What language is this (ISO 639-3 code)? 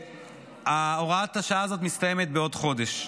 heb